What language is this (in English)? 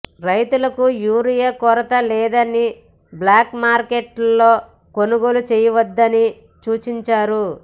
Telugu